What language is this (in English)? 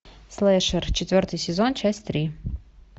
Russian